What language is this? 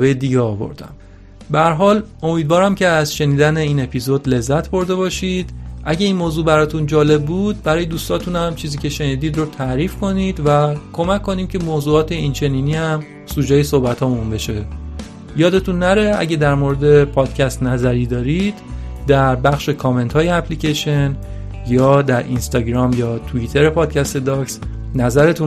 Persian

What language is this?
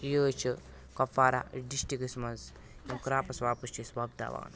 Kashmiri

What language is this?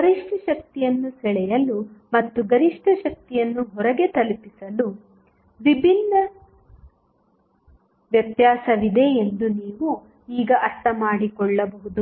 Kannada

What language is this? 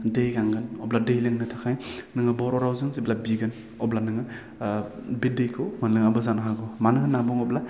Bodo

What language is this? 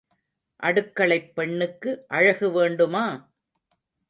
Tamil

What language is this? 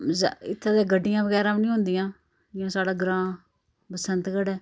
Dogri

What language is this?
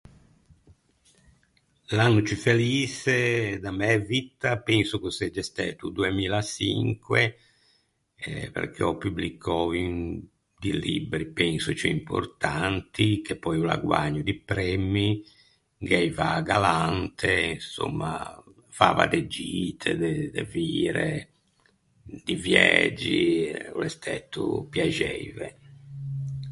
Ligurian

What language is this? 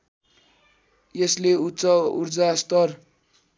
Nepali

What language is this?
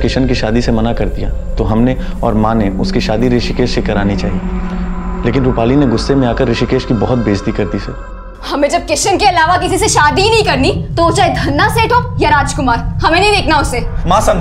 Hindi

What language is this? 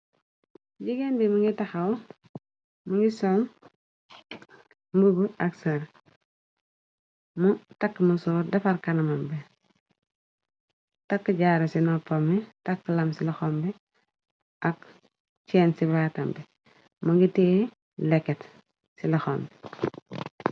Wolof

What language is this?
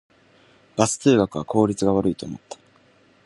Japanese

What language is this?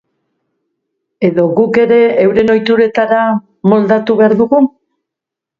Basque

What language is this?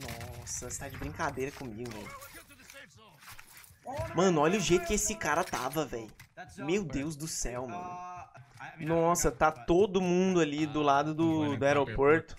Portuguese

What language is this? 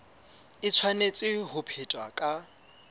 Southern Sotho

